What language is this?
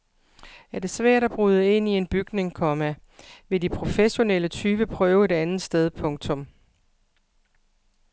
Danish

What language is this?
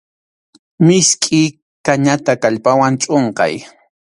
Arequipa-La Unión Quechua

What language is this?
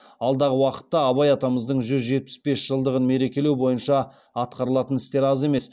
Kazakh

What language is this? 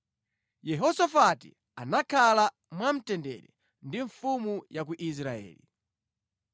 Nyanja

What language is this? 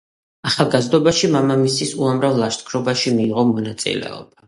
Georgian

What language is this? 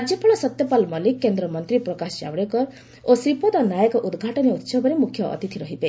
Odia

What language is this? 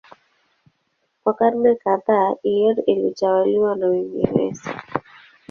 Swahili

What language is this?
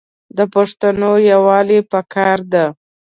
Pashto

